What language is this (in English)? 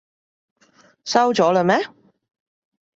Cantonese